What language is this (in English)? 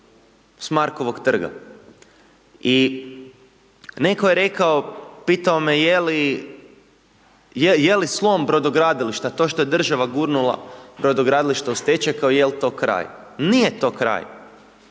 Croatian